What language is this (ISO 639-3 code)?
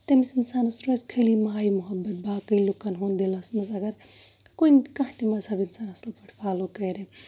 kas